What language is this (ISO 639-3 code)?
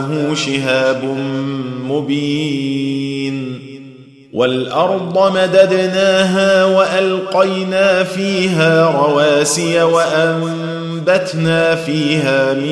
ara